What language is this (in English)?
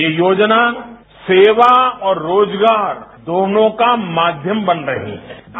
Hindi